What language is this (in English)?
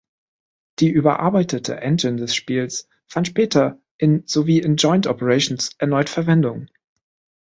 German